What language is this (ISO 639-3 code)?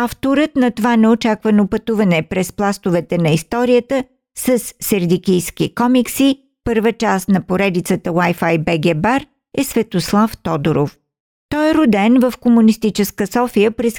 bul